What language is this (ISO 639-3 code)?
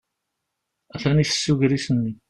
kab